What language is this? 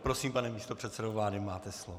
Czech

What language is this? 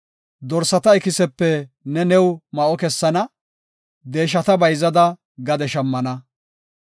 Gofa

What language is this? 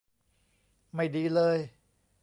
Thai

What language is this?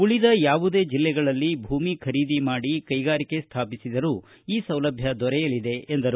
Kannada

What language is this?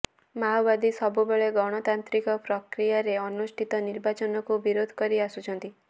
Odia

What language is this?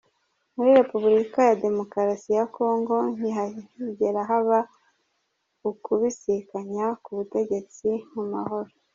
Kinyarwanda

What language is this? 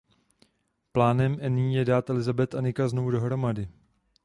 Czech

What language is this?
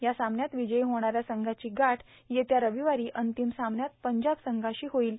Marathi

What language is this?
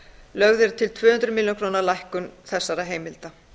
Icelandic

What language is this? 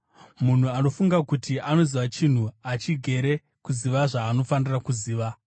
Shona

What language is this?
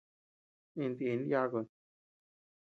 Tepeuxila Cuicatec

